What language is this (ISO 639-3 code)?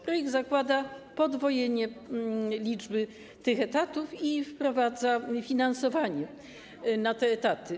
pol